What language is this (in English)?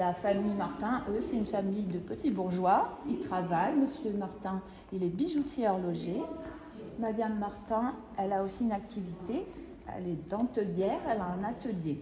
French